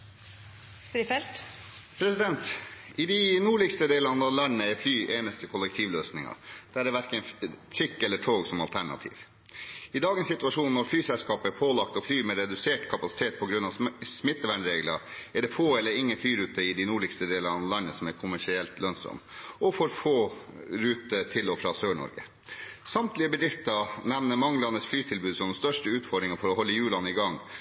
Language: Norwegian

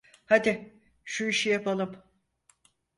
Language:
Turkish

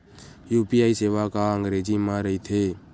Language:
Chhattisgarhi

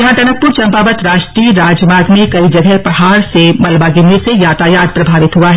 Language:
Hindi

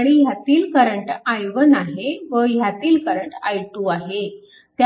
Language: Marathi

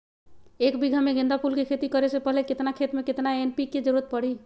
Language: Magahi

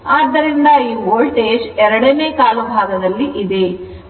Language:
Kannada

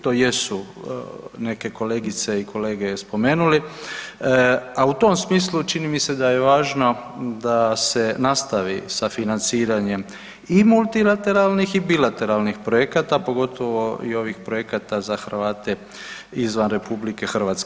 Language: Croatian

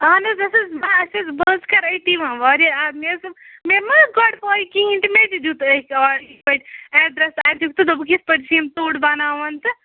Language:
Kashmiri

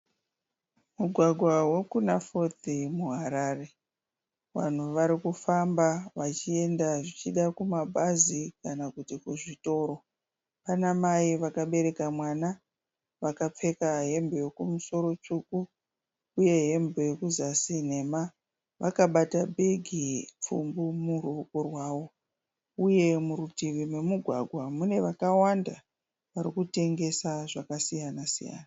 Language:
Shona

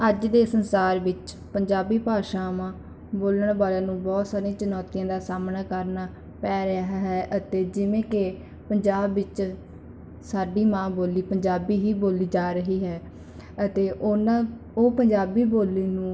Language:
Punjabi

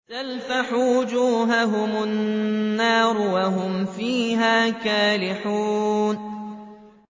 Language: Arabic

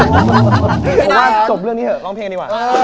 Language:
Thai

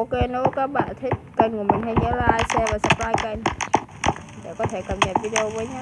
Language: Vietnamese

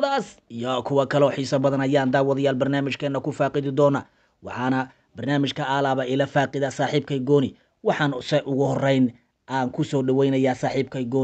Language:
Arabic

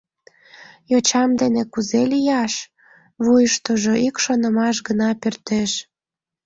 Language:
Mari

